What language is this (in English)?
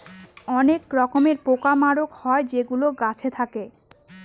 Bangla